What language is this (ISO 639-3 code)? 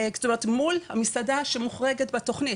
heb